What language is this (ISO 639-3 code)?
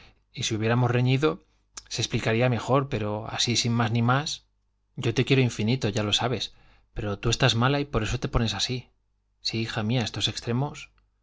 spa